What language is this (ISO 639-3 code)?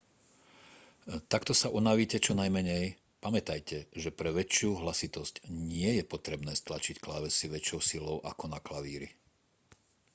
slk